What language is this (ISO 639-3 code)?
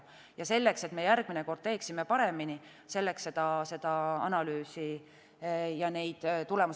est